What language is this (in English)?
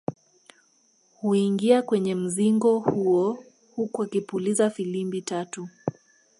Swahili